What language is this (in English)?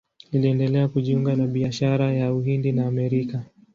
Swahili